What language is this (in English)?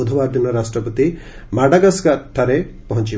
Odia